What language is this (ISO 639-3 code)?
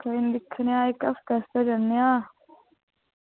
doi